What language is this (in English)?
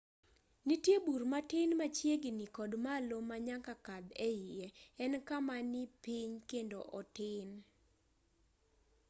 Luo (Kenya and Tanzania)